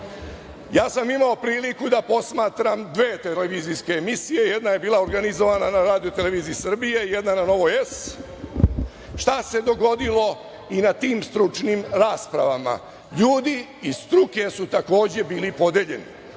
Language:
Serbian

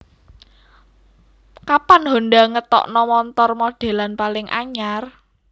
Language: Javanese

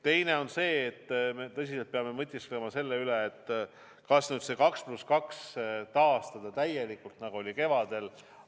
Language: Estonian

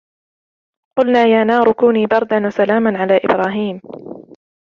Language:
Arabic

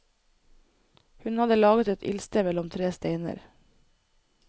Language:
Norwegian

